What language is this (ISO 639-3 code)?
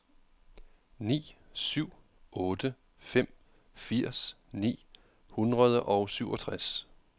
dan